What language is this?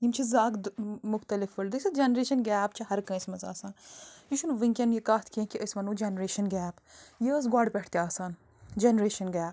Kashmiri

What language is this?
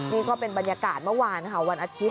Thai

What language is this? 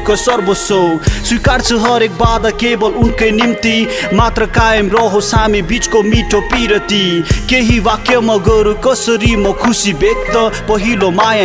Romanian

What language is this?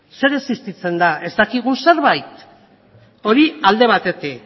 Basque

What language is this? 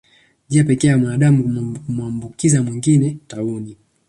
Swahili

